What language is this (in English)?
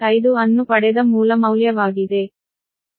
Kannada